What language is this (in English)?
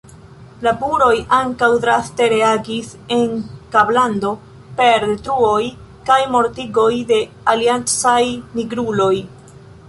Esperanto